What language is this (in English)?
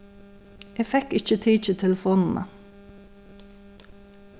Faroese